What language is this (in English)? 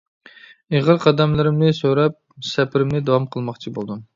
Uyghur